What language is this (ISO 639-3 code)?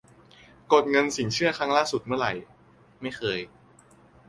tha